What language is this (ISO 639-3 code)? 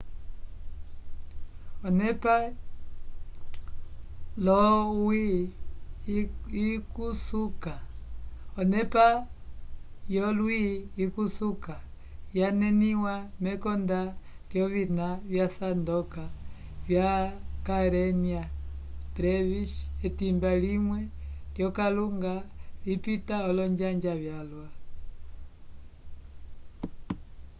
umb